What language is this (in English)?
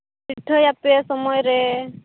Santali